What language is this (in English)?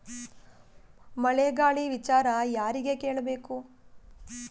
Kannada